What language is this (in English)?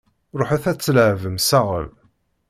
Kabyle